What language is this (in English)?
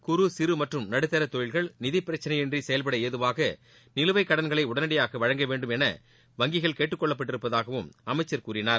Tamil